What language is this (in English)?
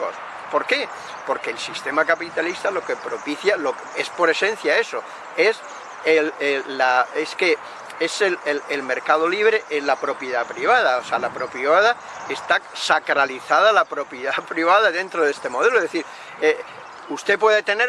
Spanish